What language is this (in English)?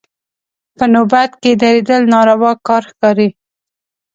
Pashto